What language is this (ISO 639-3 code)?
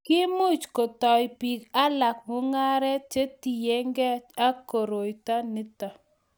kln